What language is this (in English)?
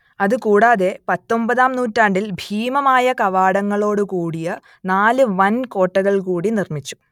Malayalam